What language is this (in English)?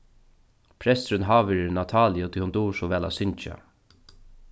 Faroese